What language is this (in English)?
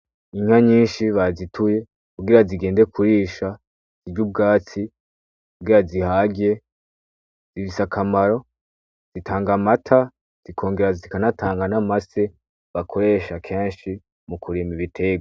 Rundi